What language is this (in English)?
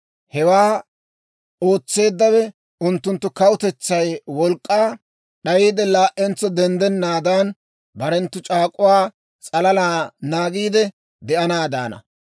Dawro